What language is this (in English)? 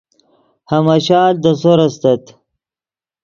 Yidgha